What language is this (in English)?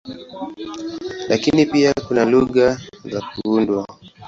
Swahili